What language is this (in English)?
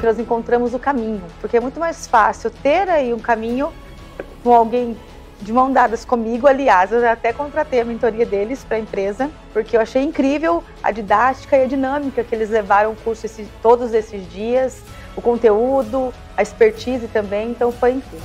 Portuguese